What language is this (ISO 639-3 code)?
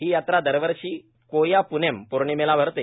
mar